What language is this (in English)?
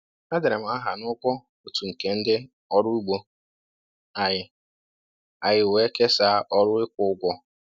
Igbo